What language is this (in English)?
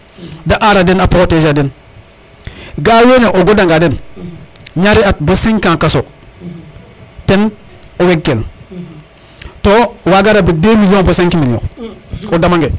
Serer